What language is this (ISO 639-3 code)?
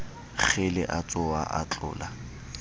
sot